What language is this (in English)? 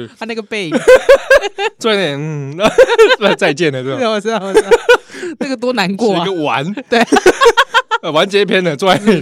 Chinese